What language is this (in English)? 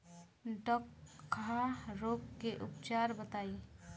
Bhojpuri